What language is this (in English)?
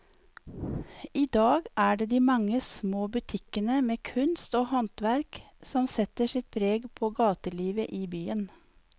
Norwegian